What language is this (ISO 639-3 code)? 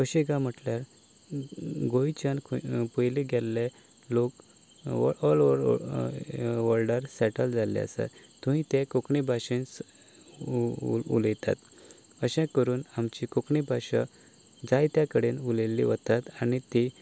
kok